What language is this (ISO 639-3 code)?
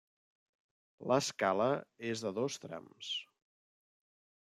cat